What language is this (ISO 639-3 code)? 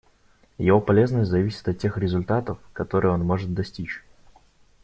rus